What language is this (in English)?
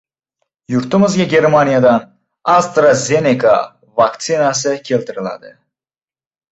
Uzbek